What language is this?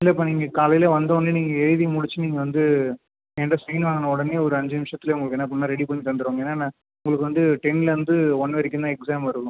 Tamil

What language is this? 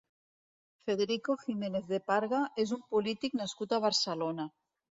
Catalan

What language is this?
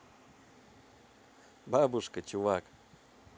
Russian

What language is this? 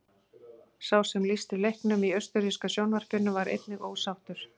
Icelandic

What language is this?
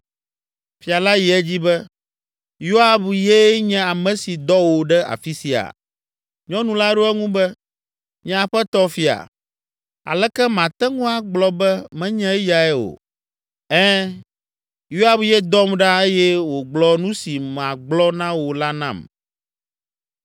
Ewe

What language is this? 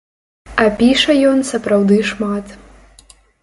Belarusian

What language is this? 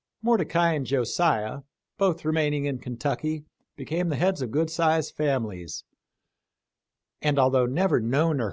English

